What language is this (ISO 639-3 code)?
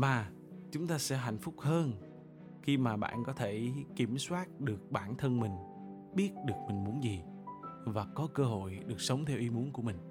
vie